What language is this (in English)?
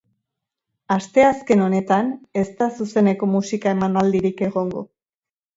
Basque